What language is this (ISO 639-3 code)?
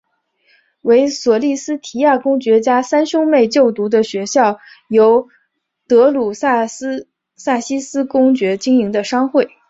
zho